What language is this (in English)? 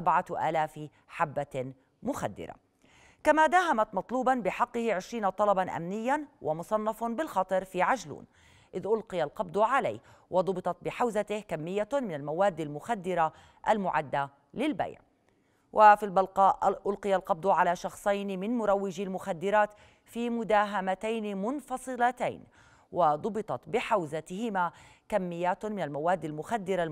Arabic